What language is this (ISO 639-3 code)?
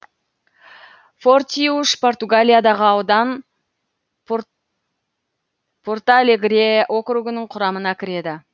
kaz